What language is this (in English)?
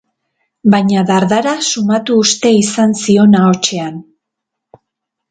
Basque